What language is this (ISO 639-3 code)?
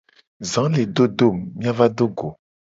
gej